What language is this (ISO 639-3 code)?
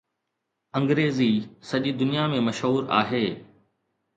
snd